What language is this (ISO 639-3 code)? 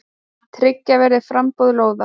isl